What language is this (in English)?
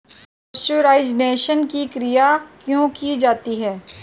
Hindi